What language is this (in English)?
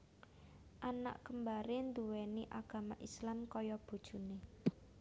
Javanese